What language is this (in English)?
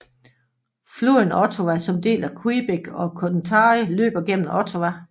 Danish